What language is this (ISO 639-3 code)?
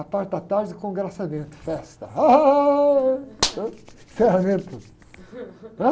por